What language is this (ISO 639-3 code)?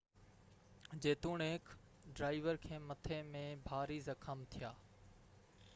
snd